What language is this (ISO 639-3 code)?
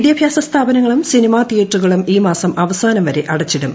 mal